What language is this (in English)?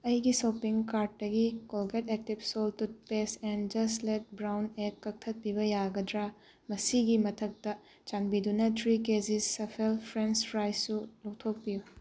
Manipuri